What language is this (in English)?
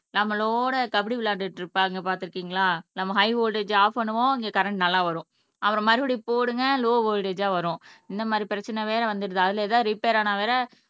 Tamil